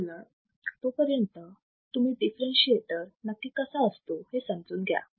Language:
Marathi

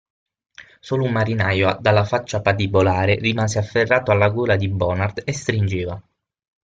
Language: Italian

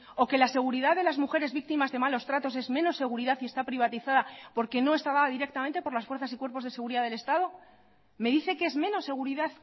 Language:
Spanish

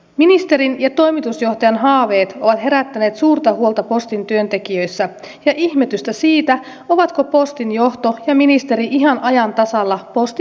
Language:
Finnish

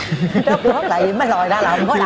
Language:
Vietnamese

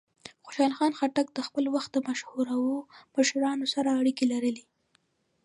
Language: Pashto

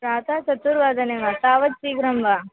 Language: Sanskrit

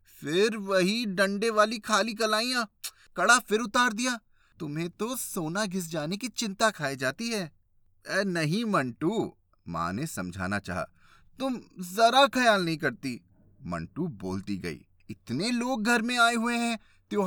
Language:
Hindi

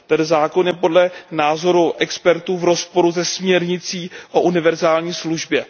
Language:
Czech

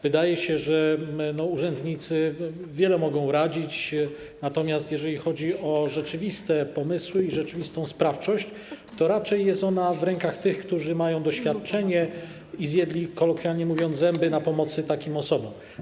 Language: Polish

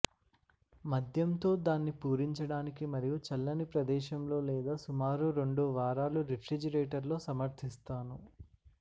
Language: Telugu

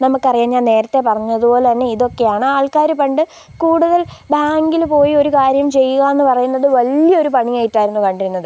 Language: Malayalam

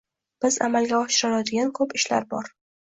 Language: Uzbek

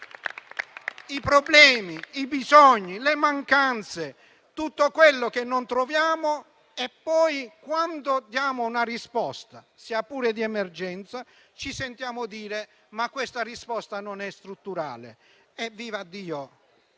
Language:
Italian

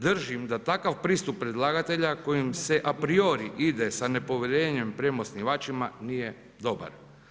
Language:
Croatian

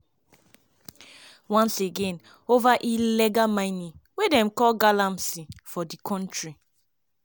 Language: Nigerian Pidgin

